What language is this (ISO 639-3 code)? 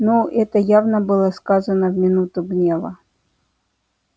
rus